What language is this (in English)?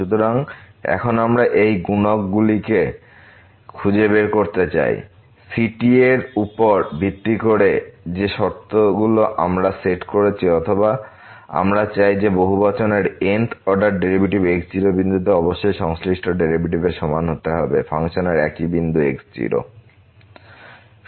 Bangla